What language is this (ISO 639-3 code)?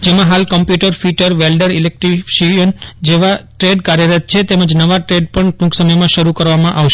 guj